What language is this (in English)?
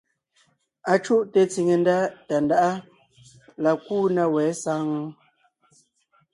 Ngiemboon